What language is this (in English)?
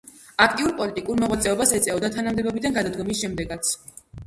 Georgian